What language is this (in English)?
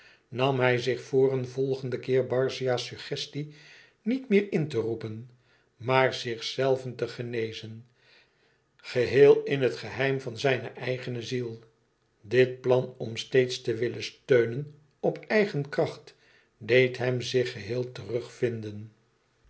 Dutch